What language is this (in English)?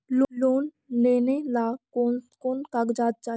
Magahi